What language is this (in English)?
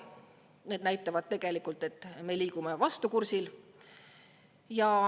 Estonian